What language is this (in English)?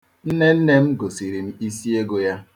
Igbo